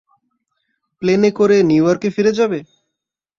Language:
Bangla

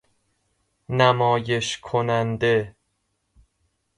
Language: Persian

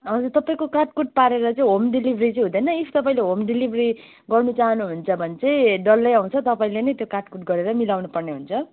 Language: Nepali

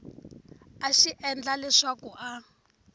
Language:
Tsonga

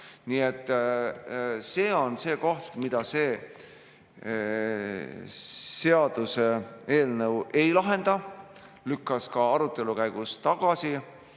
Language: Estonian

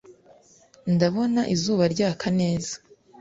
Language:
Kinyarwanda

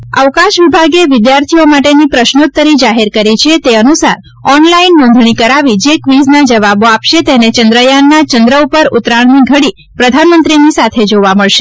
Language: Gujarati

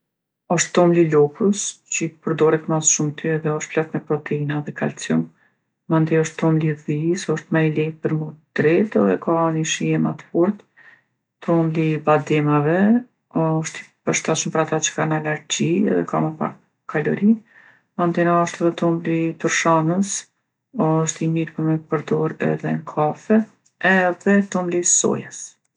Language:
Gheg Albanian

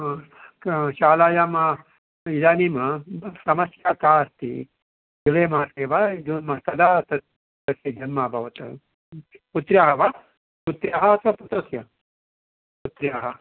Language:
Sanskrit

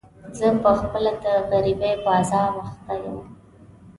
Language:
Pashto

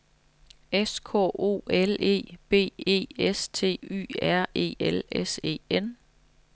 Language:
Danish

